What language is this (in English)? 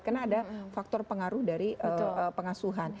Indonesian